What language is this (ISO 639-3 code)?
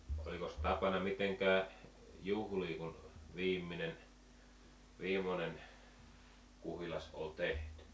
fin